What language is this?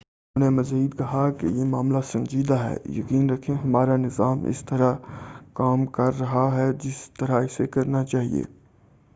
Urdu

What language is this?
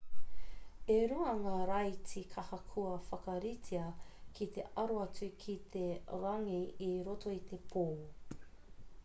Māori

